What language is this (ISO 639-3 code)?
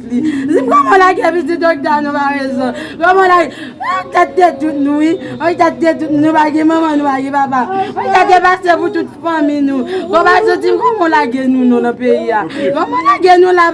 fra